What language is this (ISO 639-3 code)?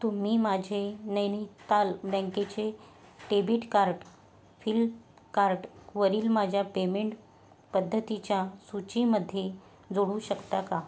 mar